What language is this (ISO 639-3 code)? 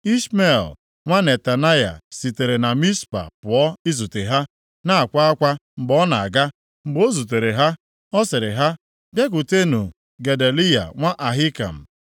ibo